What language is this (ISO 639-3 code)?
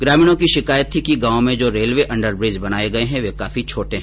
hin